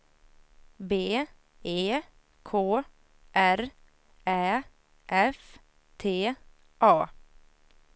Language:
Swedish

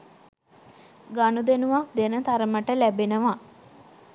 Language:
Sinhala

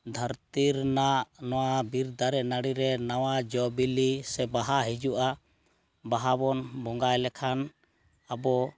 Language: Santali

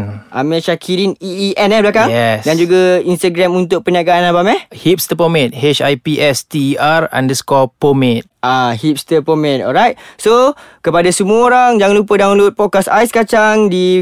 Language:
Malay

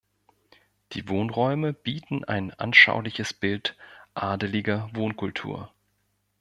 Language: German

